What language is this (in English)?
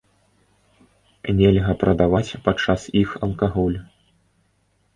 Belarusian